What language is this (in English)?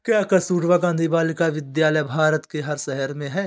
Hindi